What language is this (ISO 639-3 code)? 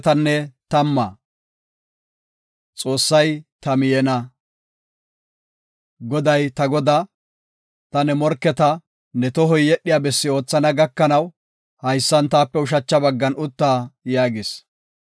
gof